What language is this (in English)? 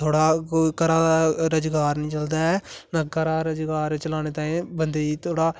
Dogri